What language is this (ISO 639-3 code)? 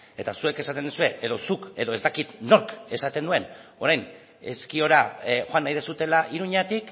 eus